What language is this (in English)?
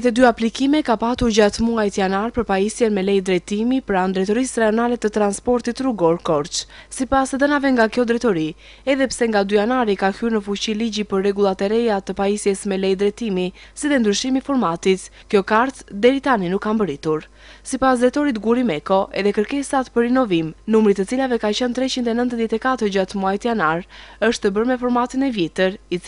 Romanian